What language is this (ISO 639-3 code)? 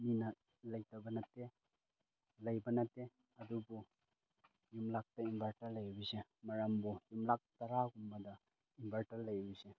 mni